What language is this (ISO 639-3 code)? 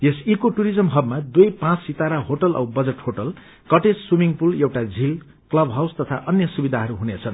nep